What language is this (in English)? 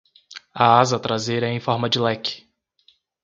Portuguese